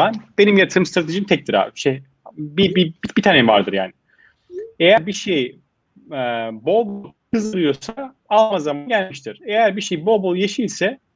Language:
Turkish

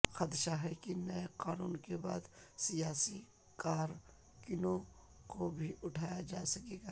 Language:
Urdu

